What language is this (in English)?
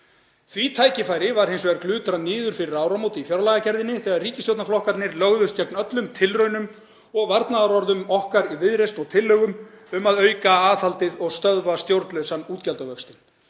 Icelandic